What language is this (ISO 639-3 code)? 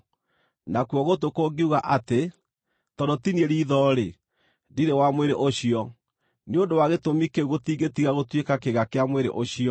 kik